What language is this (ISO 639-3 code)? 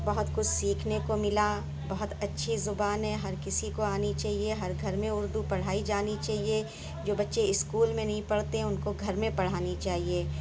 urd